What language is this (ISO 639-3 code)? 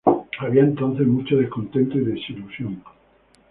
spa